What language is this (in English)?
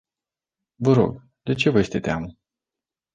Romanian